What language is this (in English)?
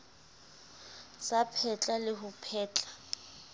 Southern Sotho